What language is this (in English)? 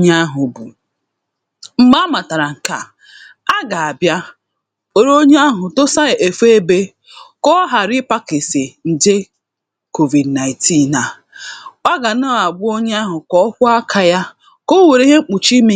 Igbo